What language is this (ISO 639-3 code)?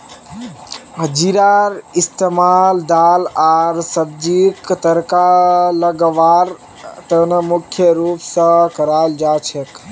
mag